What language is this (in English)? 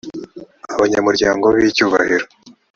Kinyarwanda